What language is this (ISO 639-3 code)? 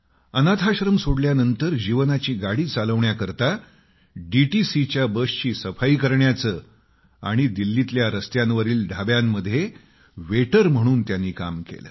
mar